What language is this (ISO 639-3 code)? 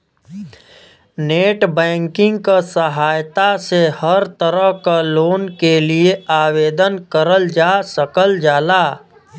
bho